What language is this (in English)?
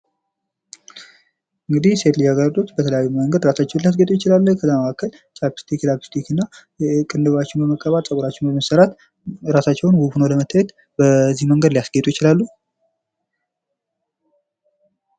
Amharic